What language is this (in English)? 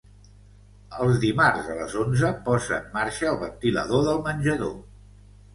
Catalan